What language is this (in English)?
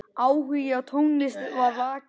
Icelandic